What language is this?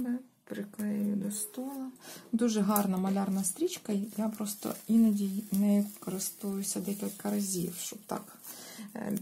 Ukrainian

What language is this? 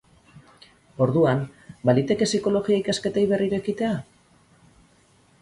Basque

